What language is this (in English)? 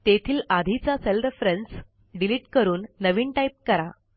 Marathi